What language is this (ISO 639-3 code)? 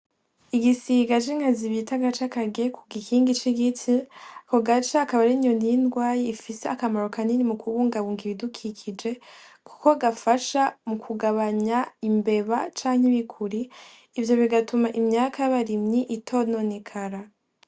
run